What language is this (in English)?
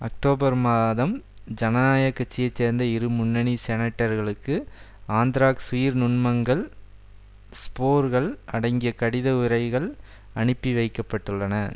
Tamil